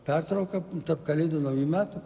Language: Lithuanian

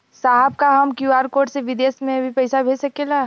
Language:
Bhojpuri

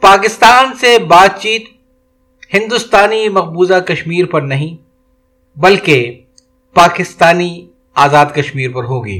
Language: Urdu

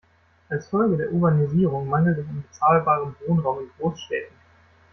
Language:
German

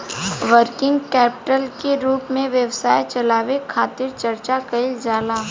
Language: Bhojpuri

